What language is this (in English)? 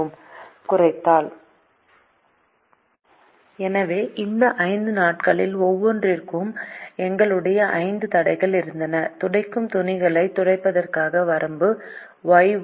Tamil